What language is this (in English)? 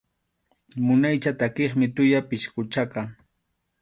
Arequipa-La Unión Quechua